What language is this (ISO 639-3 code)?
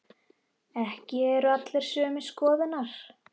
isl